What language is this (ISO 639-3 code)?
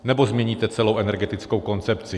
ces